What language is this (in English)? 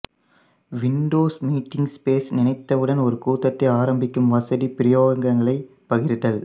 Tamil